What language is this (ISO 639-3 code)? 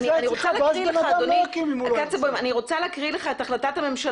heb